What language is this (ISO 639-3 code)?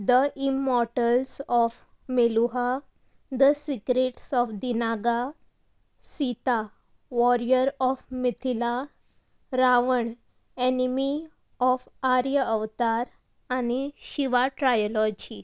kok